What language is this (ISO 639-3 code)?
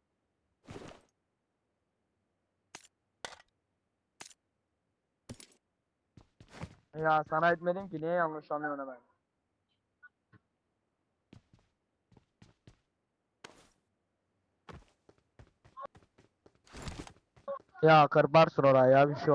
tur